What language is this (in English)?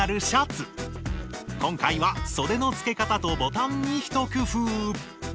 Japanese